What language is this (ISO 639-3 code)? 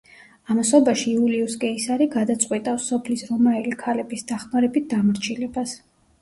kat